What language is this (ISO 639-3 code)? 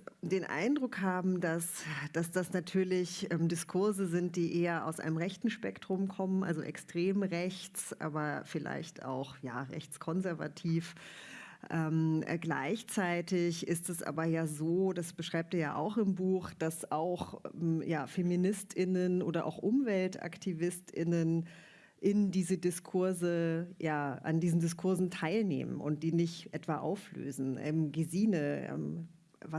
deu